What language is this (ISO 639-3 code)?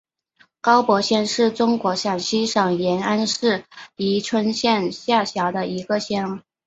zho